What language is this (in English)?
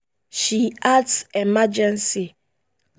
Nigerian Pidgin